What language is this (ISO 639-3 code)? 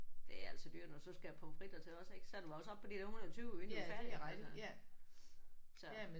dan